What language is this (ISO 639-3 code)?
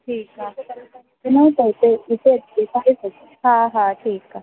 snd